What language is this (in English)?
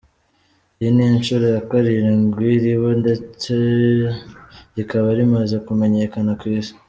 Kinyarwanda